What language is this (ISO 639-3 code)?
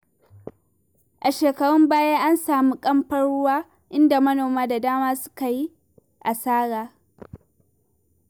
hau